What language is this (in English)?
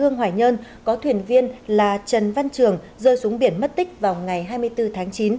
Vietnamese